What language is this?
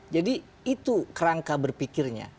Indonesian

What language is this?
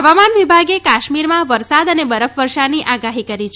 Gujarati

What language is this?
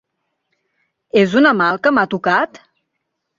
Catalan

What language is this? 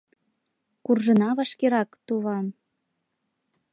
Mari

